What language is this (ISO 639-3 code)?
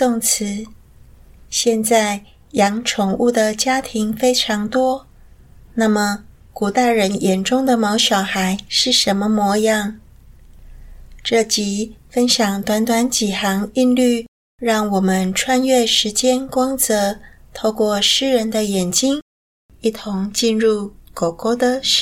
zho